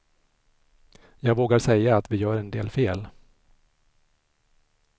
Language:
Swedish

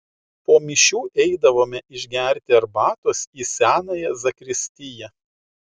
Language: Lithuanian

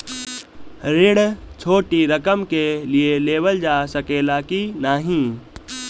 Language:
Bhojpuri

